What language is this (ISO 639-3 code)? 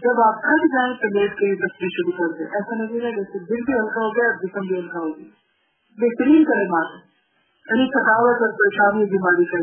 urd